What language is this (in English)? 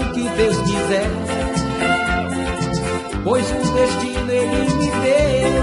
Portuguese